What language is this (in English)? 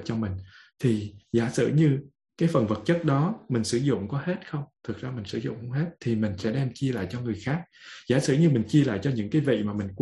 Vietnamese